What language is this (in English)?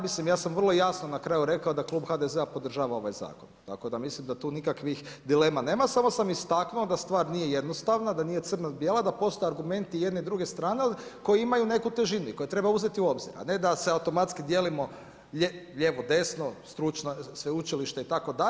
Croatian